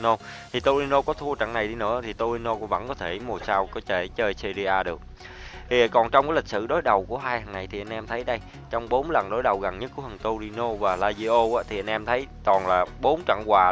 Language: Vietnamese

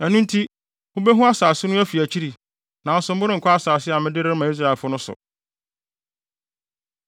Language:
Akan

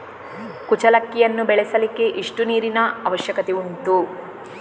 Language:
Kannada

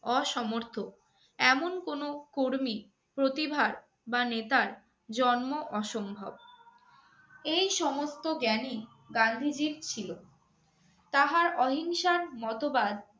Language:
Bangla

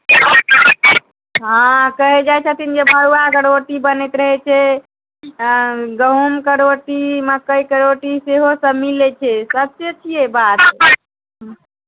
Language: Maithili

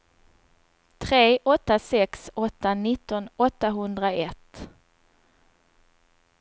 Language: Swedish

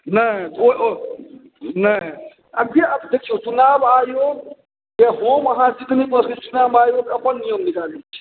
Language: Maithili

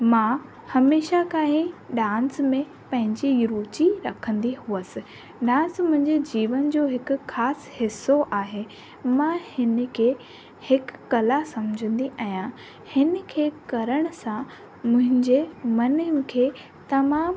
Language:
Sindhi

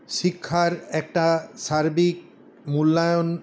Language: Bangla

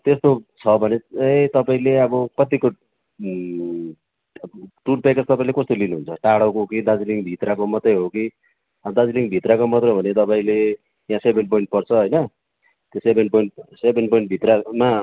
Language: Nepali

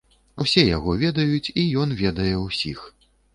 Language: Belarusian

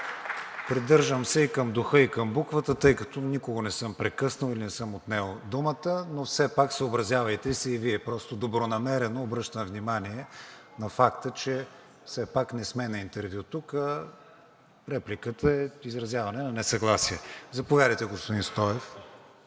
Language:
Bulgarian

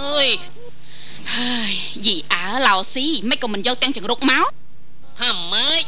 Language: Thai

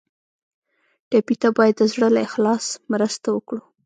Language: Pashto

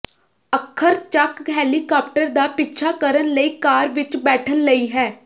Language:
Punjabi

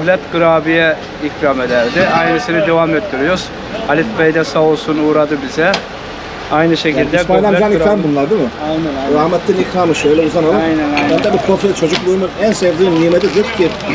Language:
Turkish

